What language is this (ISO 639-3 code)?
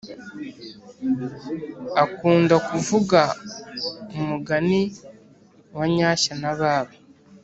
kin